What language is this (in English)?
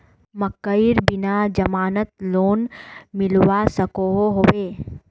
Magahi